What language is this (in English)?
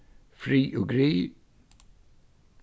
Faroese